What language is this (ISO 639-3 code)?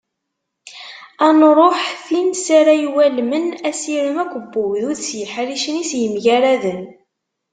kab